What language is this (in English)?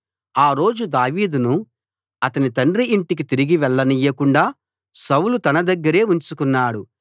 Telugu